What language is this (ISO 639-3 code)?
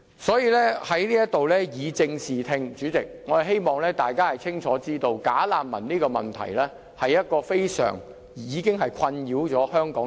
yue